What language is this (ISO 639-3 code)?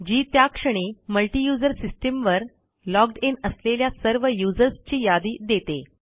mar